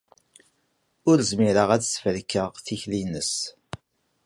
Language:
Kabyle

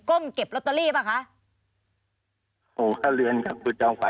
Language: Thai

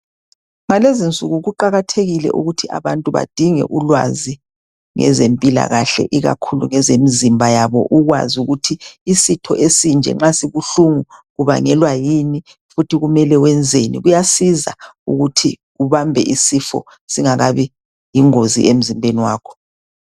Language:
North Ndebele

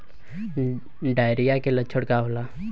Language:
Bhojpuri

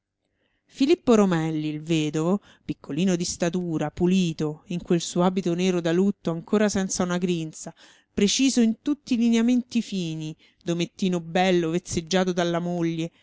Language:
Italian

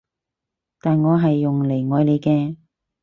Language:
Cantonese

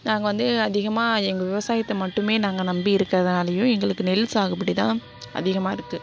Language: Tamil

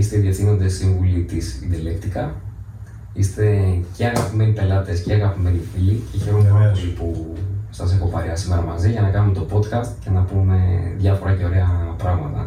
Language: Greek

